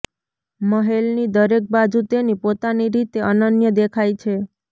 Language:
Gujarati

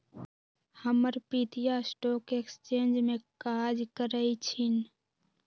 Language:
Magahi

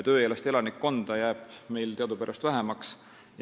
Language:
Estonian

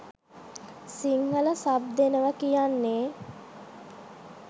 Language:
Sinhala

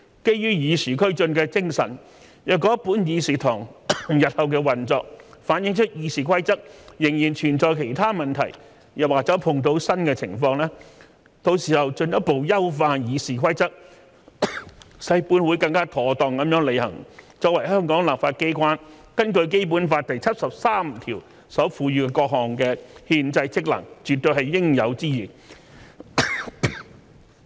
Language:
Cantonese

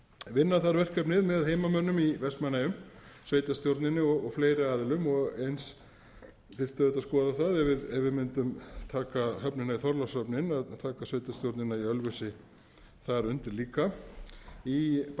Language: Icelandic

